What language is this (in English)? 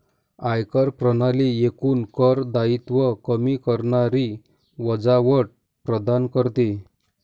Marathi